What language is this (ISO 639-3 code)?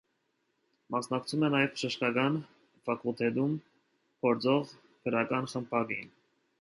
hye